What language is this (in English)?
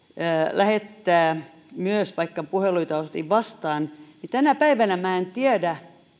Finnish